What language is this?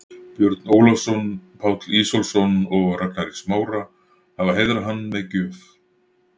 Icelandic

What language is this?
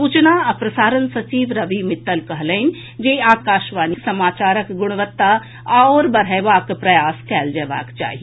Maithili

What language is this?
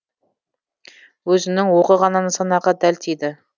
Kazakh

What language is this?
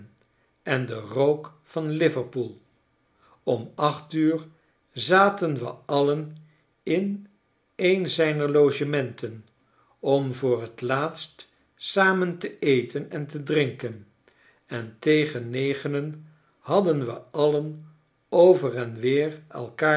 Dutch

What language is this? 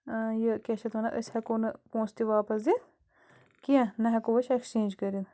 Kashmiri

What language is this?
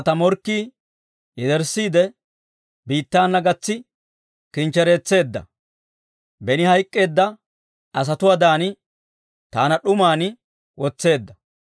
Dawro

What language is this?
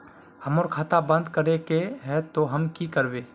Magahi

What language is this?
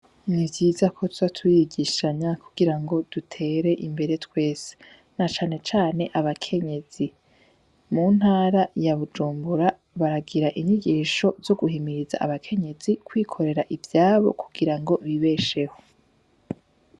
Rundi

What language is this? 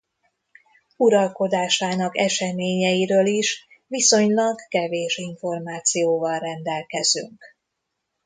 Hungarian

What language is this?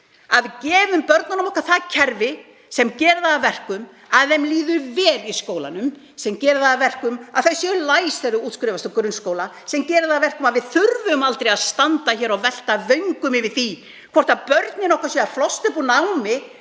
Icelandic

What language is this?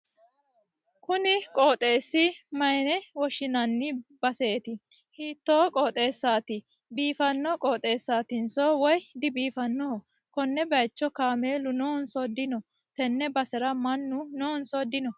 Sidamo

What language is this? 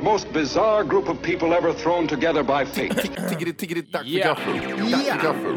Swedish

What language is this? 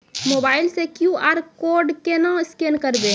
Maithili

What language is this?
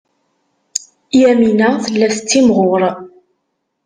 Kabyle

